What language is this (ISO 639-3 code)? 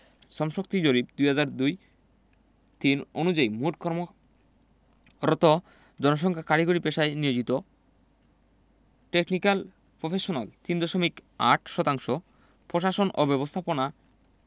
ben